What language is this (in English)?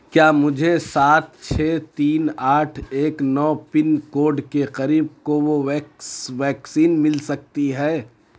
Urdu